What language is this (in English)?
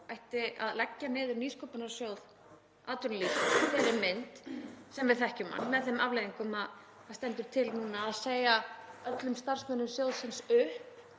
Icelandic